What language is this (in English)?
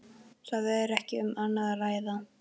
Icelandic